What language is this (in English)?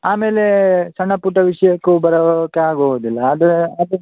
Kannada